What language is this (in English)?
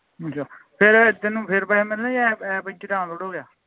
Punjabi